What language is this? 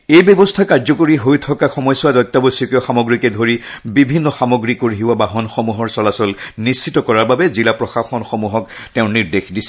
Assamese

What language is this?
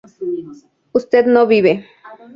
Spanish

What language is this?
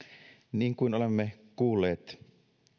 Finnish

